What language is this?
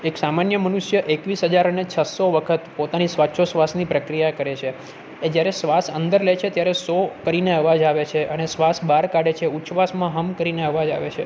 Gujarati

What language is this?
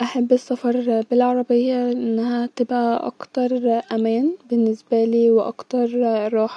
Egyptian Arabic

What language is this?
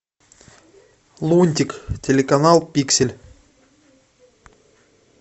Russian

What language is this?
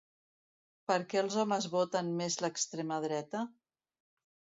Catalan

